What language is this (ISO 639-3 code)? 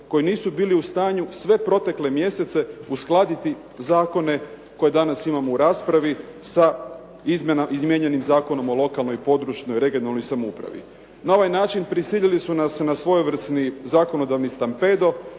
hrv